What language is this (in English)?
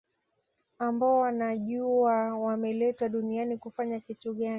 Swahili